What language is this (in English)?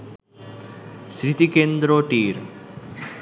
Bangla